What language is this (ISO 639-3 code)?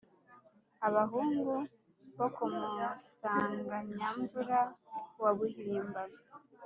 kin